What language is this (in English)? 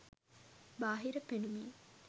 Sinhala